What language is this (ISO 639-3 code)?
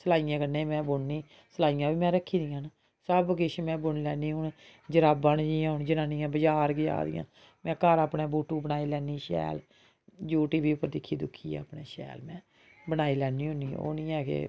doi